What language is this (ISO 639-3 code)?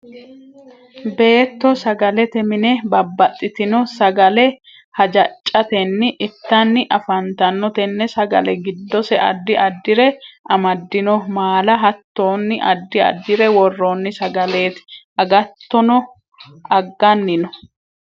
sid